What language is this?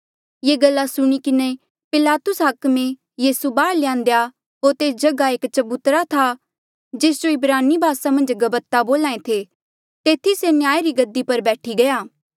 Mandeali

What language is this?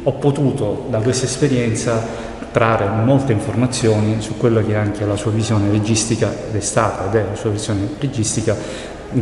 Italian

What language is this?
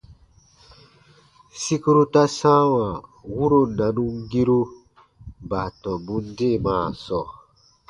Baatonum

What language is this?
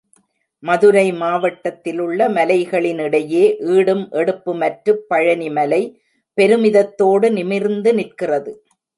Tamil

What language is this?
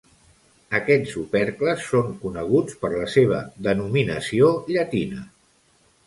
Catalan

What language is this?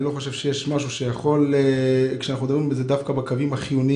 Hebrew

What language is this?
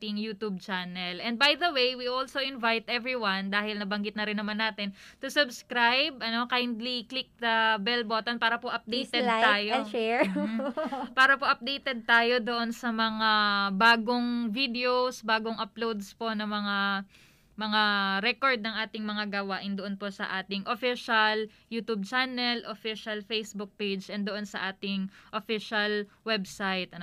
Filipino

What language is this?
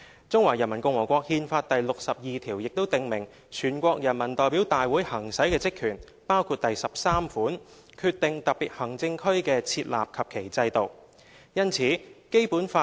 Cantonese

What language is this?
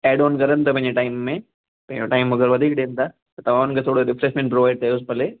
Sindhi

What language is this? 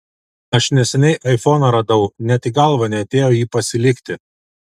Lithuanian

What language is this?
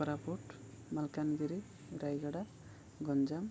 Odia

